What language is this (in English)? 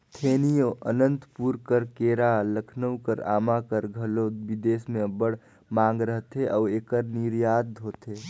Chhattisgarhi